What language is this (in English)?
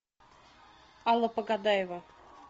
Russian